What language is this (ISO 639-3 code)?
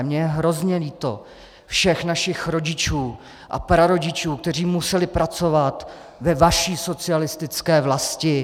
ces